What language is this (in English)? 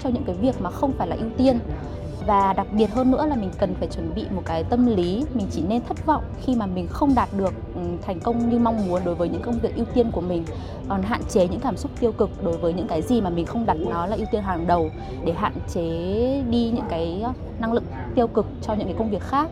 Vietnamese